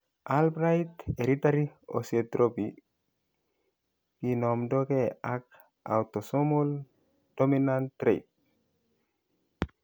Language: Kalenjin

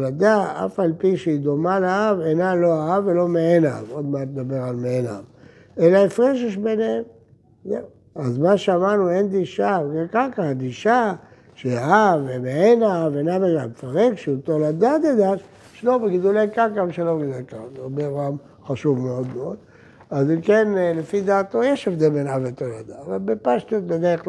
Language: Hebrew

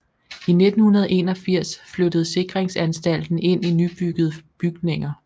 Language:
Danish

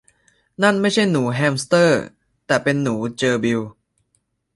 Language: Thai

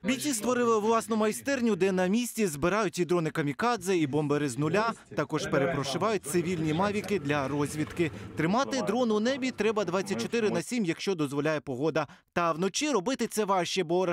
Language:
Ukrainian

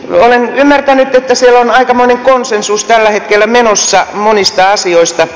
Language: Finnish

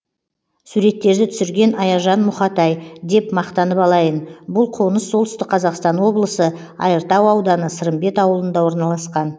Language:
Kazakh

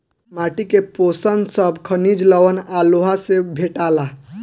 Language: Bhojpuri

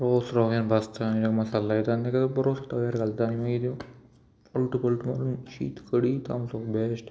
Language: Konkani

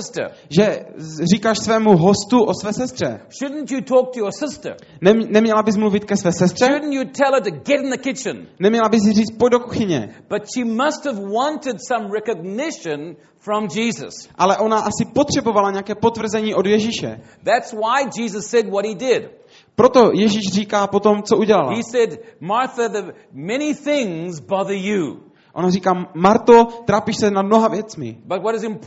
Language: Czech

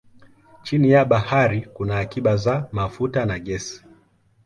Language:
Swahili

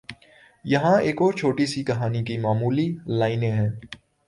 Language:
Urdu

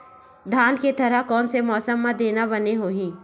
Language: Chhattisgarhi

